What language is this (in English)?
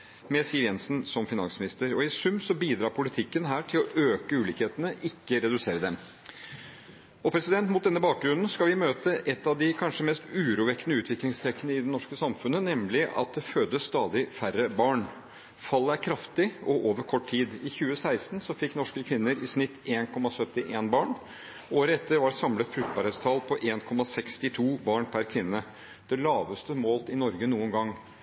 Norwegian Bokmål